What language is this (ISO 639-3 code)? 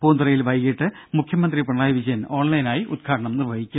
mal